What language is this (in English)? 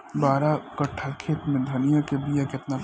Bhojpuri